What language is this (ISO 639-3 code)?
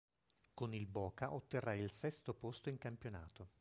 ita